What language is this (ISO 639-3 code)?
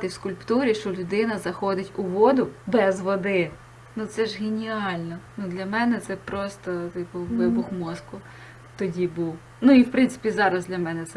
ukr